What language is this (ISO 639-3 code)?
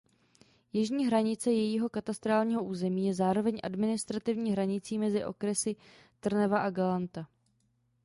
ces